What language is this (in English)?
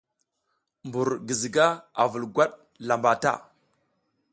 South Giziga